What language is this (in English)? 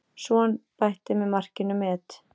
Icelandic